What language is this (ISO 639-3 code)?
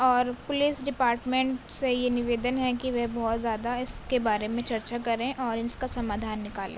urd